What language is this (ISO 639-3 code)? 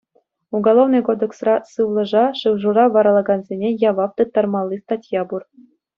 chv